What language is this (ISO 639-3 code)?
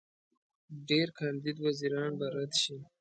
pus